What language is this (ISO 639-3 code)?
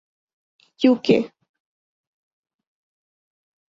urd